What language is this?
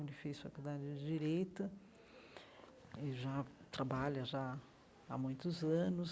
Portuguese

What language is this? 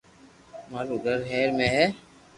Loarki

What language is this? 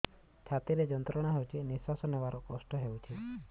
Odia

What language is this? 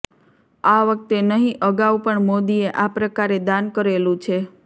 Gujarati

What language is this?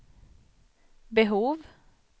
Swedish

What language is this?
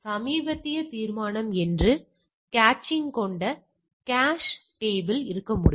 Tamil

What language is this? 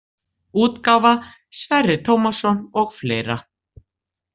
Icelandic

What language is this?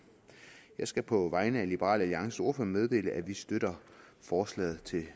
Danish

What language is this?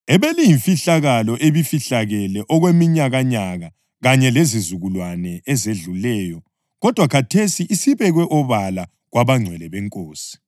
North Ndebele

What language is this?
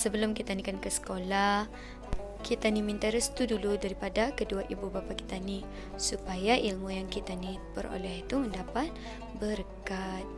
Malay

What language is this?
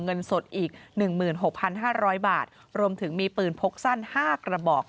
Thai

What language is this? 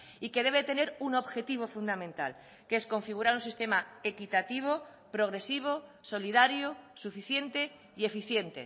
Spanish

